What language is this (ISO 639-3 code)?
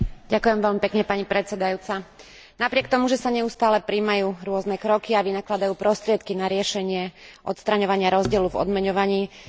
slk